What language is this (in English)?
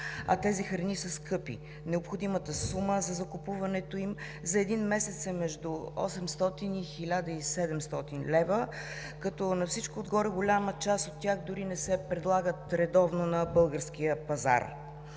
Bulgarian